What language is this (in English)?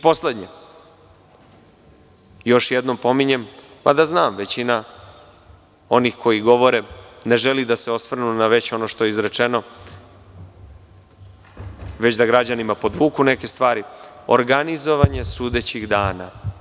Serbian